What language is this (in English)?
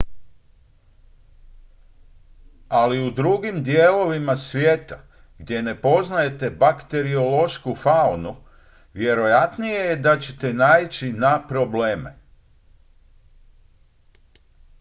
Croatian